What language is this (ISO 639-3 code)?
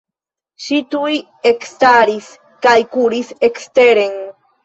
epo